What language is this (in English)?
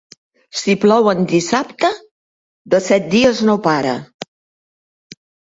Catalan